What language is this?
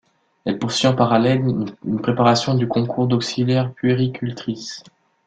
French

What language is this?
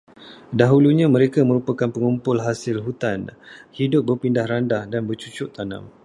Malay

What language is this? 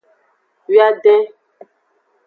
Aja (Benin)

